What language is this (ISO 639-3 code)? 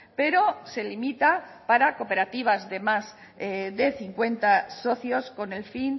spa